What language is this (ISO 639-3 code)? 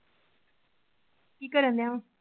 pan